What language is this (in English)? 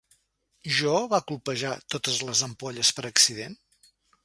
Catalan